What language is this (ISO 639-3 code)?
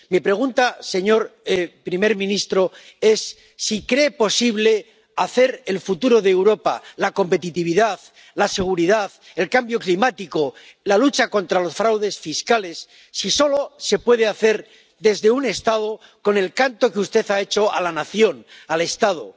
spa